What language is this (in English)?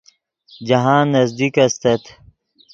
Yidgha